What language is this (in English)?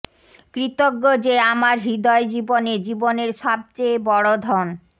Bangla